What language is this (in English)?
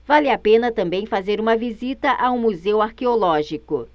Portuguese